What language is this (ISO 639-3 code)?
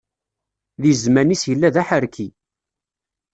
kab